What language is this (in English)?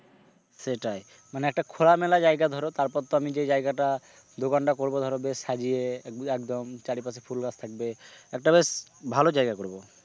Bangla